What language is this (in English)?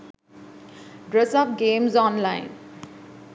Sinhala